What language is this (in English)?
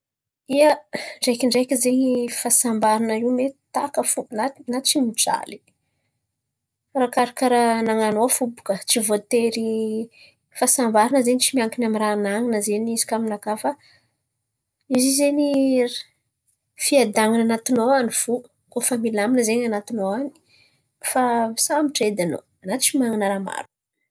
Antankarana Malagasy